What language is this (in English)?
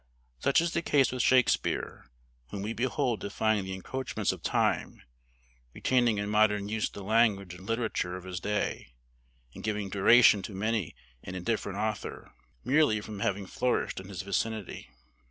English